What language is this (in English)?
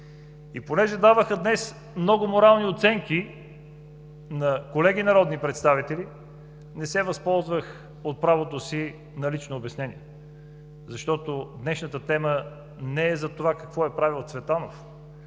Bulgarian